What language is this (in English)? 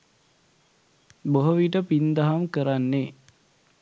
Sinhala